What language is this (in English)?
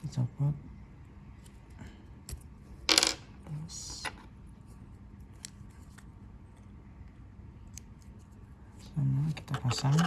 Indonesian